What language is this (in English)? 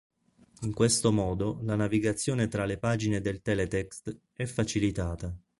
Italian